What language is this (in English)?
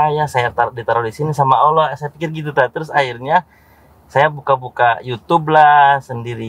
Indonesian